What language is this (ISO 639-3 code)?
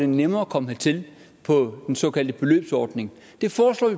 dan